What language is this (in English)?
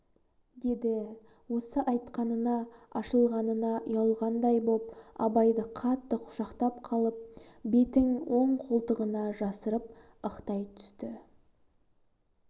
Kazakh